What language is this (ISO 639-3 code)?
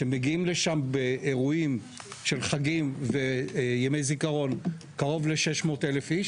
heb